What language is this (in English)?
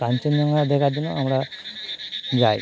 Bangla